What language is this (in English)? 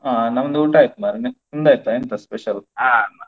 Kannada